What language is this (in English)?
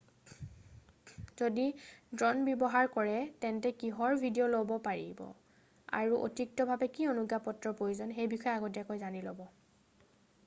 Assamese